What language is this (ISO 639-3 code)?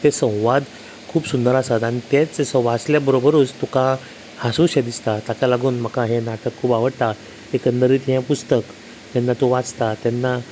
kok